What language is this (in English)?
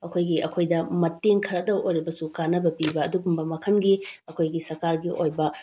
Manipuri